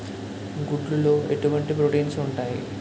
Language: Telugu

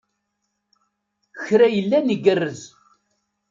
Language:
Kabyle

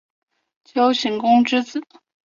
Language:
Chinese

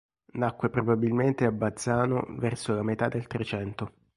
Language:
Italian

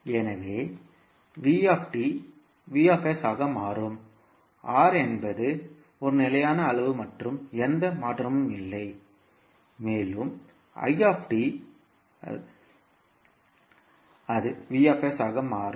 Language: Tamil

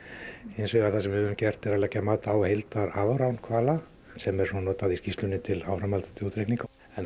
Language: Icelandic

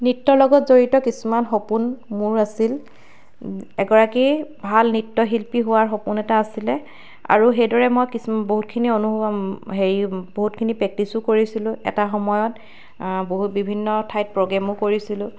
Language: Assamese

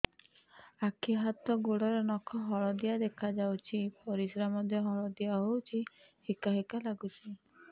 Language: Odia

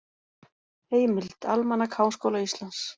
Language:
Icelandic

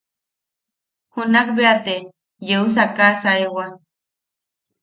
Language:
Yaqui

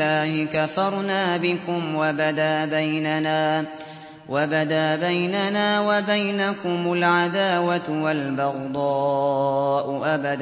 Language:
Arabic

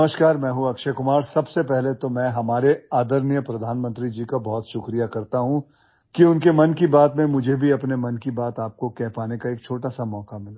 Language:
Hindi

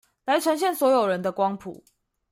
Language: Chinese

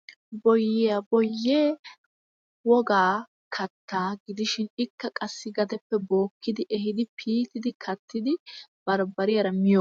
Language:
Wolaytta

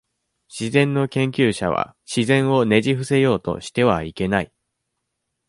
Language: Japanese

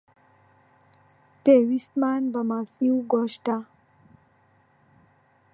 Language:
Central Kurdish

